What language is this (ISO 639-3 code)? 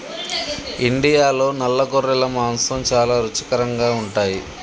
tel